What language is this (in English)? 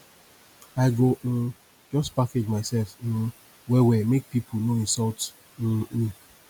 Nigerian Pidgin